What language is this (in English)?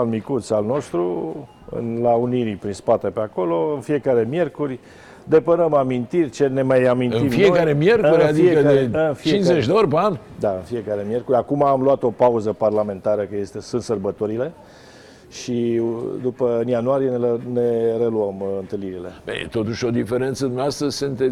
Romanian